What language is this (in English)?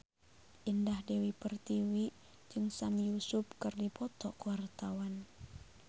Sundanese